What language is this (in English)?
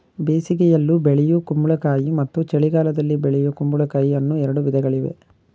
Kannada